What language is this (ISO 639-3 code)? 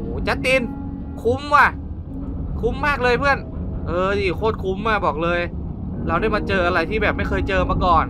tha